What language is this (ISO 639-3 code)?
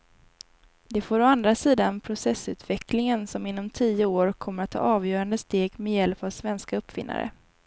swe